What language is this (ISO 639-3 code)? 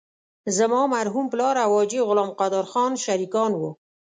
pus